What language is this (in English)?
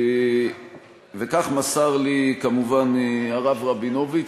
Hebrew